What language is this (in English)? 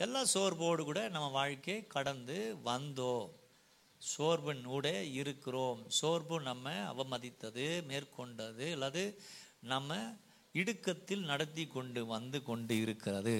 Tamil